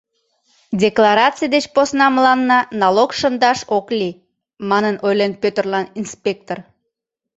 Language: Mari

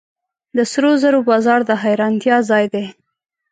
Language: Pashto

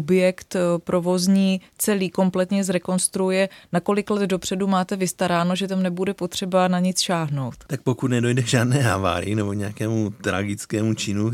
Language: Czech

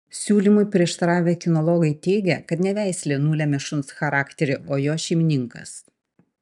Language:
Lithuanian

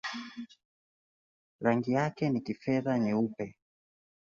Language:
Swahili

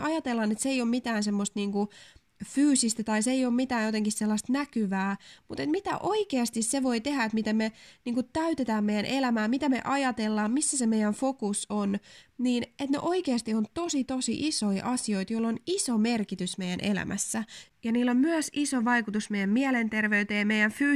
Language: Finnish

